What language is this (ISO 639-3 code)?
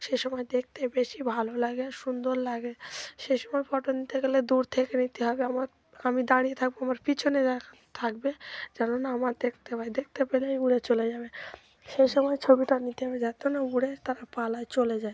ben